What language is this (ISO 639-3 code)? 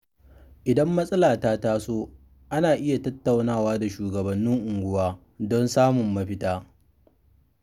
hau